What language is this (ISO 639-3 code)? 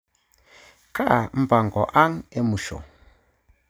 mas